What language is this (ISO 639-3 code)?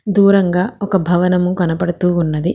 tel